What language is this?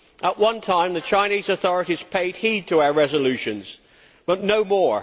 English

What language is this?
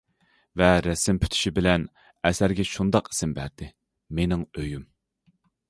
Uyghur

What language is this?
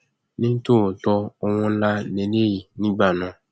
Yoruba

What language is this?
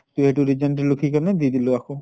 Assamese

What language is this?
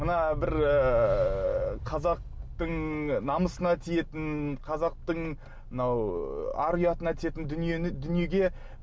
Kazakh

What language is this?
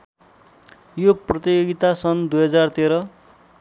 Nepali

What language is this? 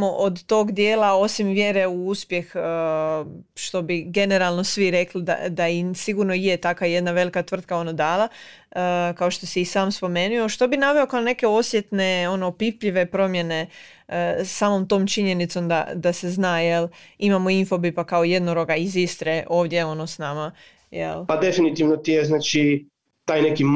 Croatian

